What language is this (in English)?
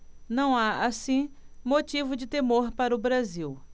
Portuguese